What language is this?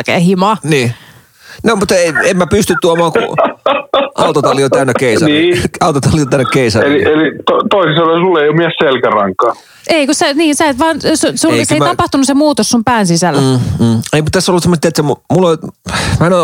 Finnish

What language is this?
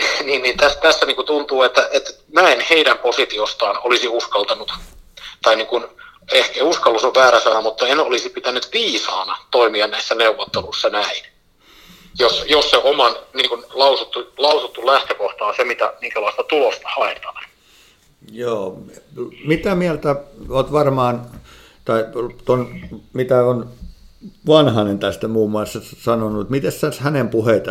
Finnish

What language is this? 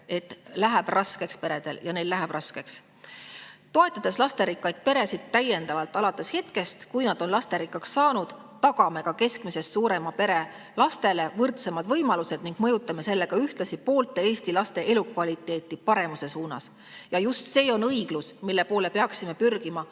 Estonian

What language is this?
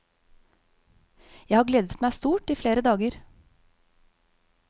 Norwegian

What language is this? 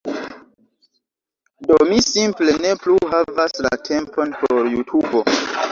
Esperanto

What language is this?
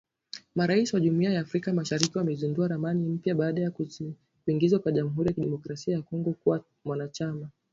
Swahili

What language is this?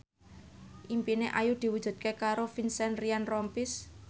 Javanese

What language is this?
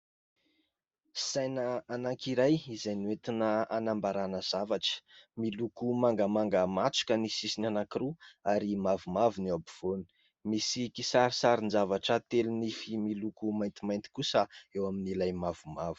Malagasy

